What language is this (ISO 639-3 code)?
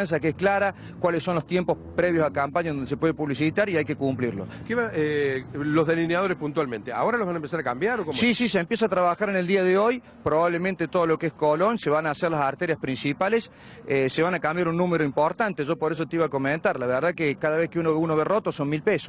spa